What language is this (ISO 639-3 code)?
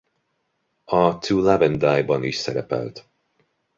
hun